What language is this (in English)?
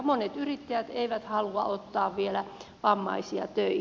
Finnish